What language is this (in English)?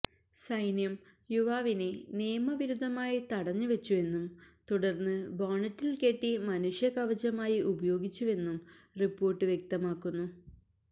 Malayalam